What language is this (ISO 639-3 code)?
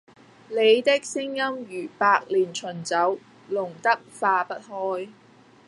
yue